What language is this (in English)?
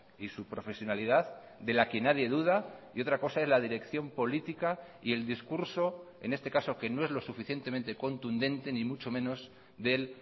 Spanish